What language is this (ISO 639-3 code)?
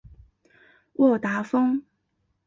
zho